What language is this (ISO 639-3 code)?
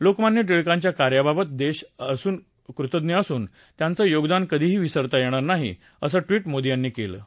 mar